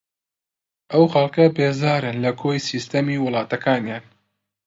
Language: Central Kurdish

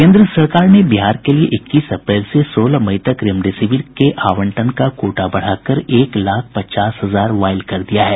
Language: Hindi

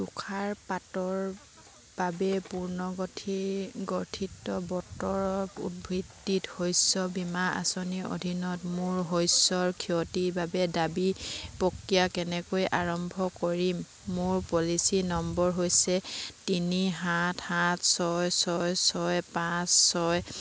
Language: Assamese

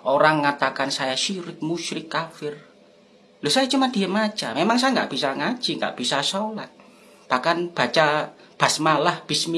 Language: Indonesian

